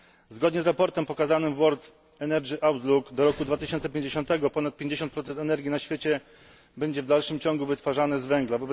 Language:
Polish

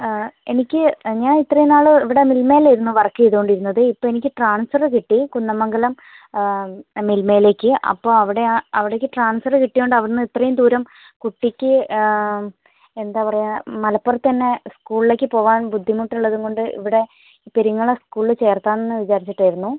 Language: Malayalam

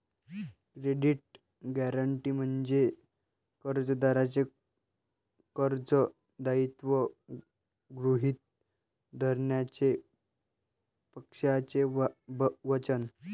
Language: Marathi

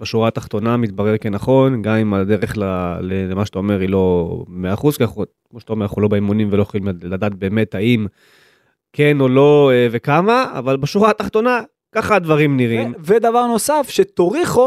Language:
Hebrew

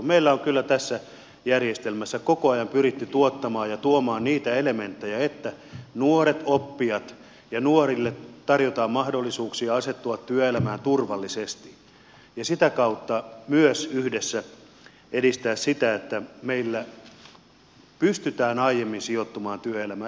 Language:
Finnish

